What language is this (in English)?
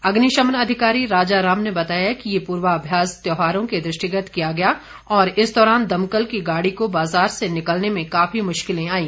Hindi